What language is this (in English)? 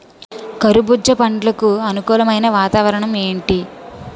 Telugu